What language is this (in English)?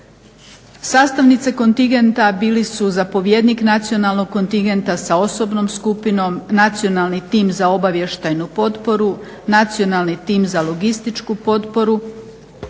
Croatian